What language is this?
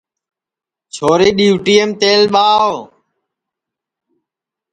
Sansi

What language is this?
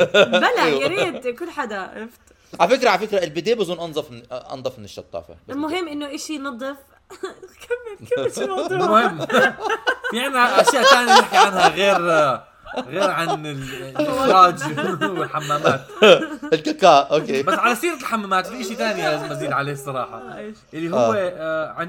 Arabic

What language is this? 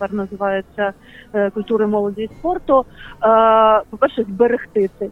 Ukrainian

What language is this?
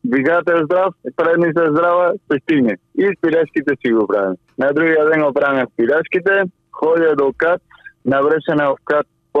Bulgarian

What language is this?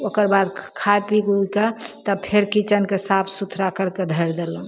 Maithili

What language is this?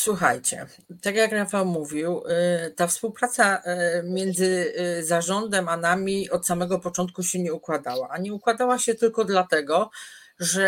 Polish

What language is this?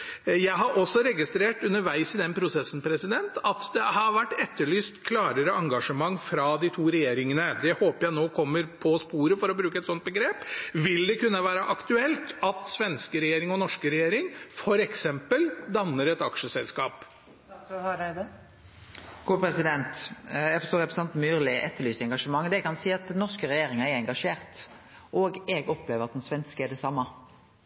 Norwegian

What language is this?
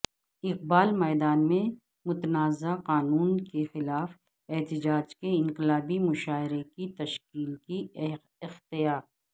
Urdu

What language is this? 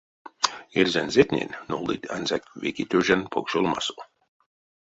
Erzya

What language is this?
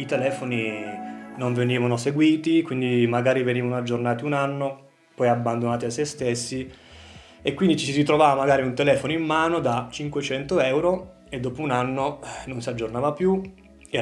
Italian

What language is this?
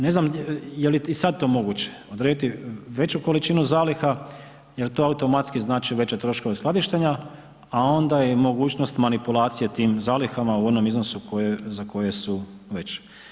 Croatian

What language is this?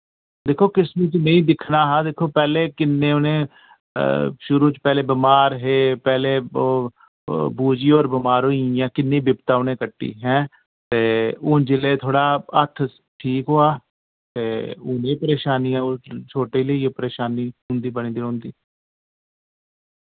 Dogri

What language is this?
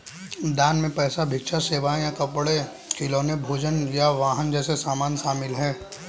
Hindi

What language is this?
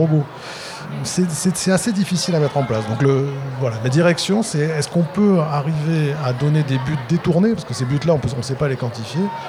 French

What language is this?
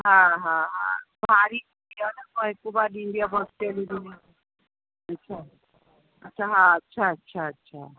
Sindhi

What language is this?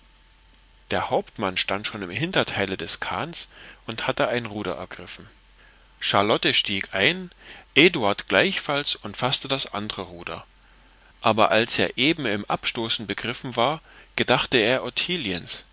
German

